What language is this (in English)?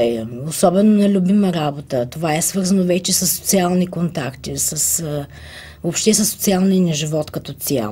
Bulgarian